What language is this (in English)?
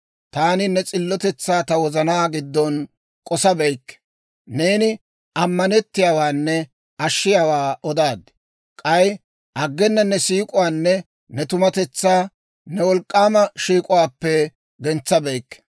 Dawro